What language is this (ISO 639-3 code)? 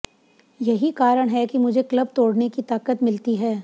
hin